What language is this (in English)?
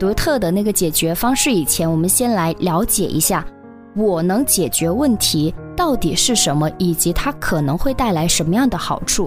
Chinese